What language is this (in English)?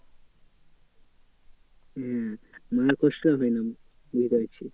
Bangla